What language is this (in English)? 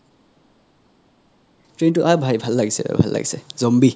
Assamese